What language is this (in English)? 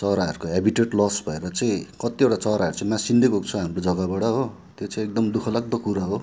Nepali